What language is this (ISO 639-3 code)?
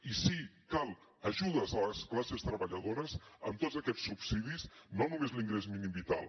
cat